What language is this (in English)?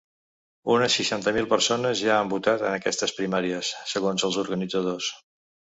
Catalan